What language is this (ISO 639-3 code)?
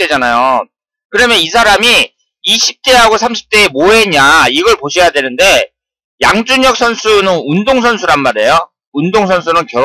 kor